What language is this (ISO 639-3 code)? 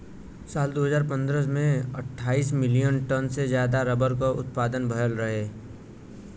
bho